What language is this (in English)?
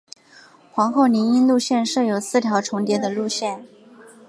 Chinese